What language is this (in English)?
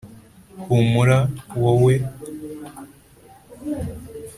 Kinyarwanda